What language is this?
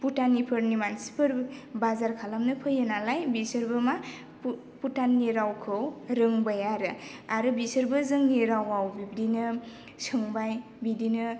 Bodo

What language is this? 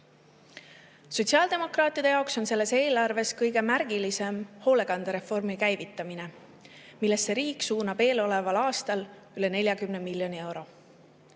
Estonian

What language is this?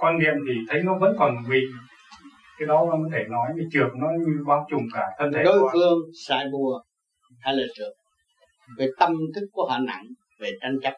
Vietnamese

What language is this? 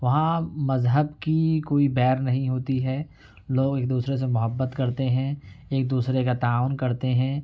Urdu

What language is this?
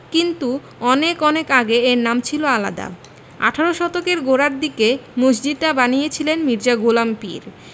Bangla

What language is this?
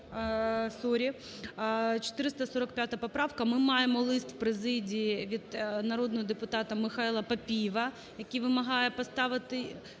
Ukrainian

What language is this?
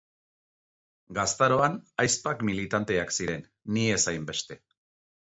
Basque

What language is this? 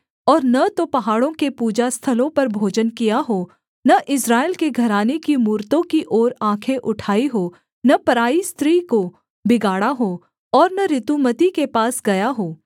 Hindi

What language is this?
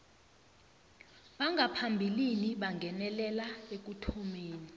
South Ndebele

